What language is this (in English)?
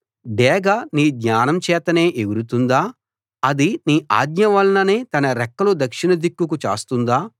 Telugu